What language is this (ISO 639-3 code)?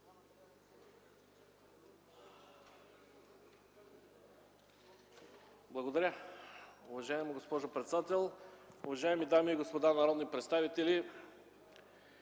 bul